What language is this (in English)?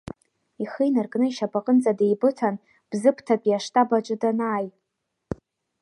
Abkhazian